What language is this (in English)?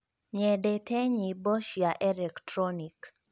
Kikuyu